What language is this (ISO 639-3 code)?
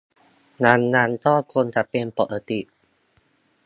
tha